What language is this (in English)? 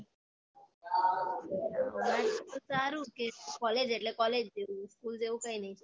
Gujarati